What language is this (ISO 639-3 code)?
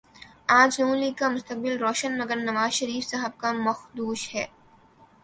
urd